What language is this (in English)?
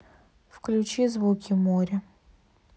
Russian